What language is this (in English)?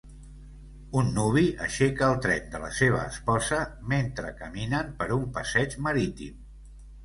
Catalan